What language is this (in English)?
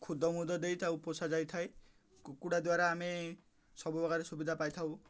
Odia